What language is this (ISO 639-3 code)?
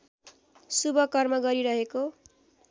nep